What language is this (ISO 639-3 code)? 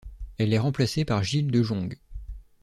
fra